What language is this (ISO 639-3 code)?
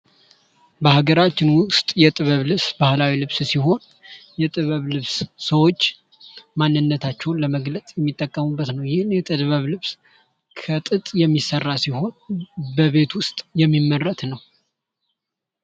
amh